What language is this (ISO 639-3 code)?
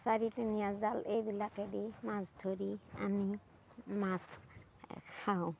asm